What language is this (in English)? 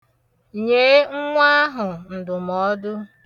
Igbo